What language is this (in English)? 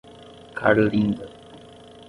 Portuguese